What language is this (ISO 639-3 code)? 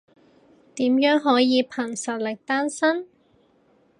yue